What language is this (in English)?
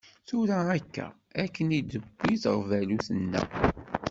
Kabyle